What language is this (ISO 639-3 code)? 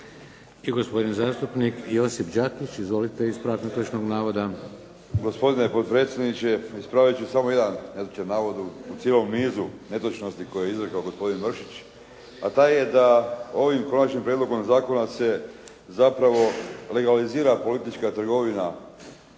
hrv